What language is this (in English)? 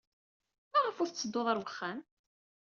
Kabyle